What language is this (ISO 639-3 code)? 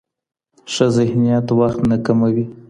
pus